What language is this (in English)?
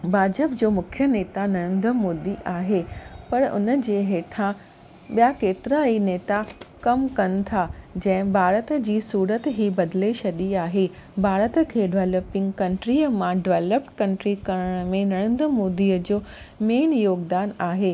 Sindhi